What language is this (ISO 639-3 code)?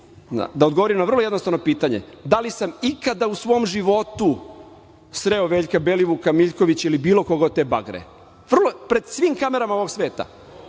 srp